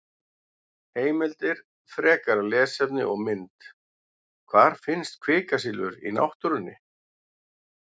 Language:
Icelandic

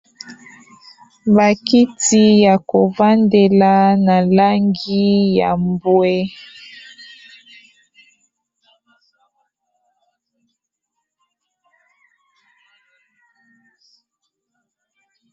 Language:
Lingala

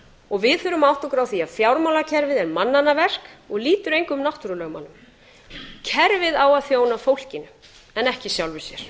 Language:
Icelandic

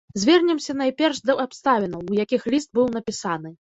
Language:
Belarusian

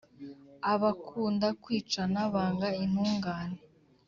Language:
Kinyarwanda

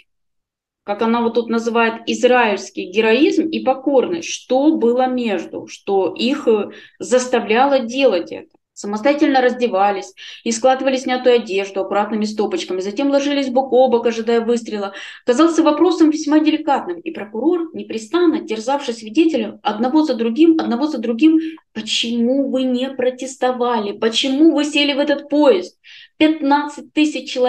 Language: Russian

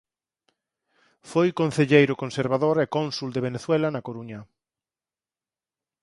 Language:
Galician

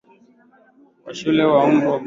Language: Swahili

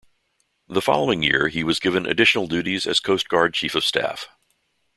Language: English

